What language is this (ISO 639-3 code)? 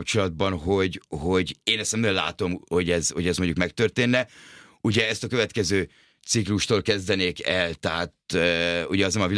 hun